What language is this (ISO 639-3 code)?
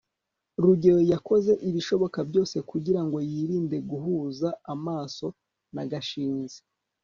kin